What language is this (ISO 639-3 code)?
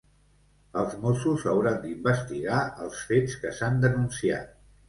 cat